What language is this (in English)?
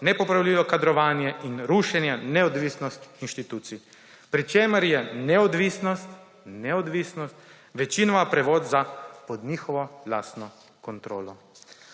Slovenian